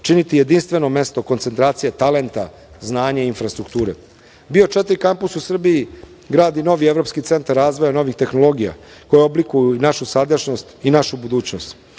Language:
Serbian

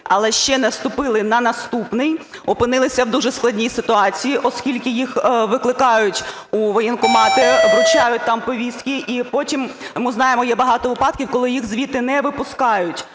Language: Ukrainian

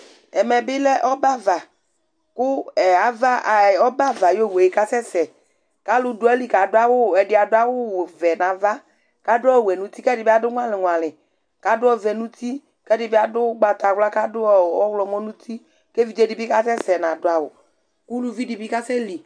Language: Ikposo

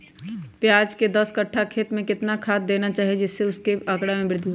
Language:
Magahi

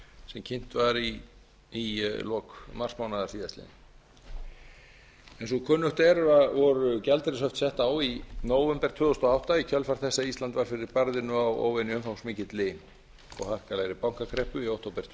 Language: Icelandic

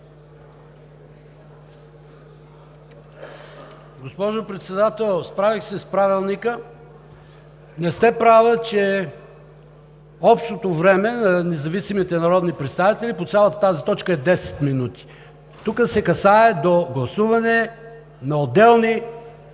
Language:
Bulgarian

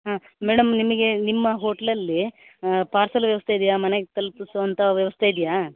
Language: Kannada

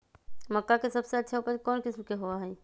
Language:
Magahi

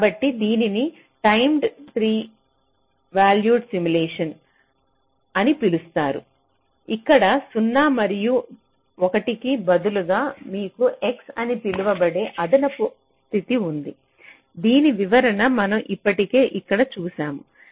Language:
Telugu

